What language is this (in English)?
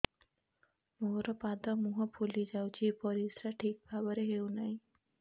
Odia